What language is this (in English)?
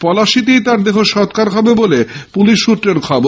Bangla